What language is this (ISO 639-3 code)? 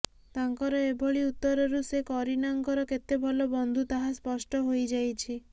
ori